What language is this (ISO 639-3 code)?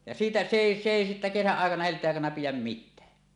fin